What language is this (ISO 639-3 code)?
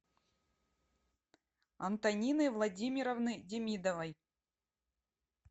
rus